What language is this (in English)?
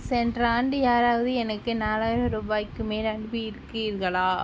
Tamil